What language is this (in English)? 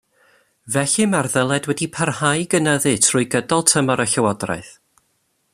Welsh